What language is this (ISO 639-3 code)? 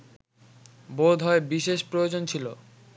ben